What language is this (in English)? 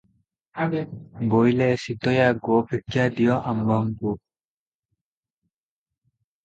Odia